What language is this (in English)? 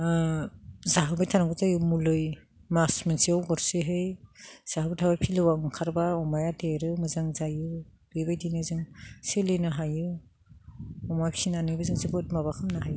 Bodo